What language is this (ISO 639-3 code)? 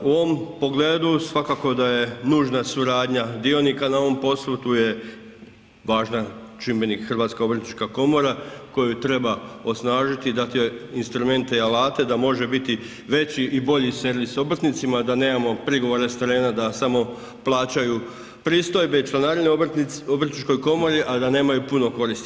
hrv